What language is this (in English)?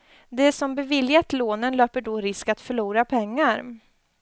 Swedish